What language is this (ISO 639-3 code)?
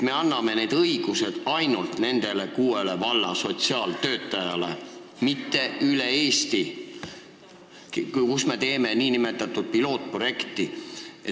est